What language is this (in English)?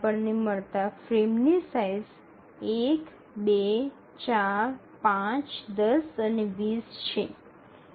Gujarati